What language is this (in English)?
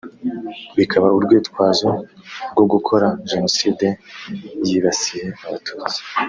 Kinyarwanda